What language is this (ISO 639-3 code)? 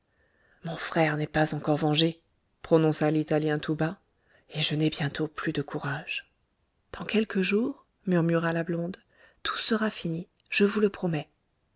fra